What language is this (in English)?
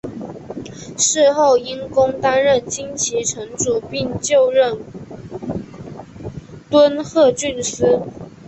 Chinese